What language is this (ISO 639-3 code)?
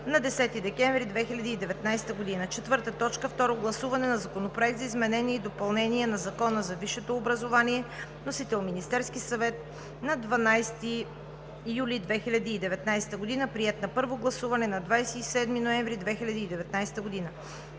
bul